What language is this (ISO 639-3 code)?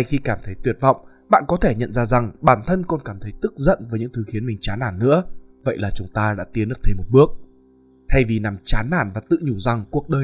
vie